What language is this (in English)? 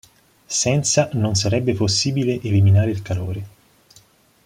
Italian